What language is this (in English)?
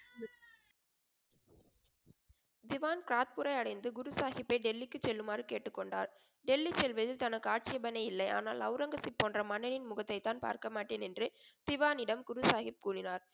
Tamil